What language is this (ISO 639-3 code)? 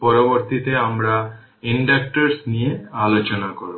ben